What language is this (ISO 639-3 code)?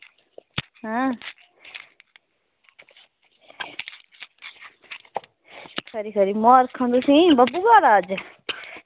doi